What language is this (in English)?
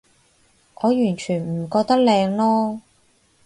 Cantonese